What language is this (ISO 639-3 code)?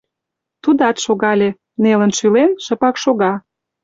chm